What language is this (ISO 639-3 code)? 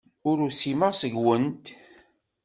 kab